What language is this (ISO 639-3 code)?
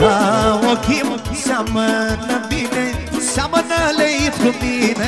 ron